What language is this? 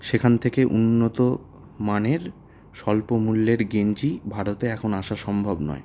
Bangla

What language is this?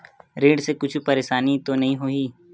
Chhattisgarhi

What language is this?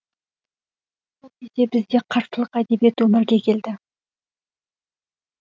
Kazakh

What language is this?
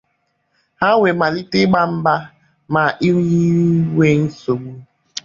Igbo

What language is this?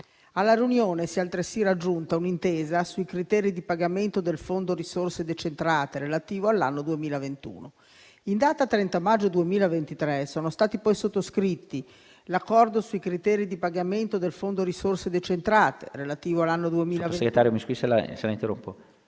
Italian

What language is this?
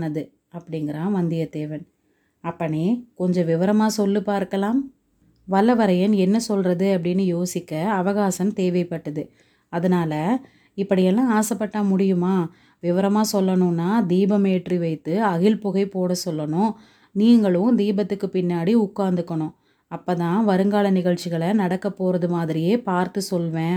Tamil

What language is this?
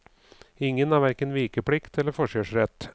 Norwegian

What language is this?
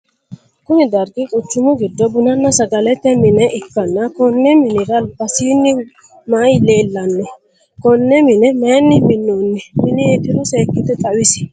Sidamo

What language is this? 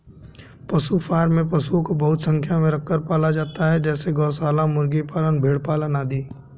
Hindi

